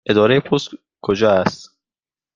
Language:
Persian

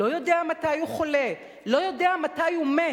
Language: Hebrew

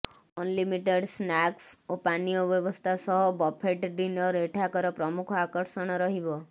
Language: Odia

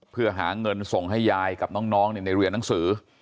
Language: Thai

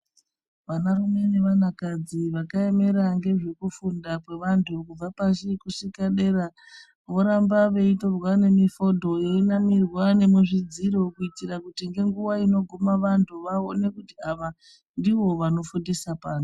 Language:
Ndau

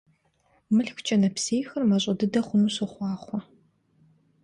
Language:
Kabardian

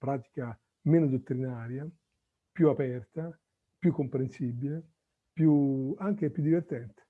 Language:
Italian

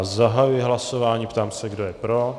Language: Czech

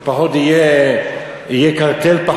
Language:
Hebrew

